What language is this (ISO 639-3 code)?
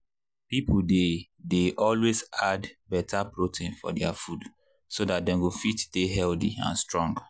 pcm